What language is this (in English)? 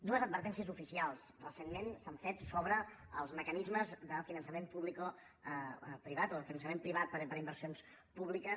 Catalan